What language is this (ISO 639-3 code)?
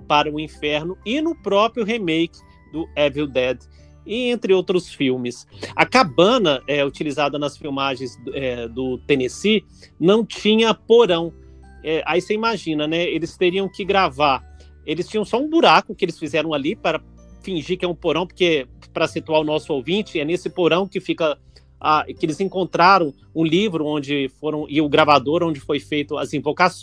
por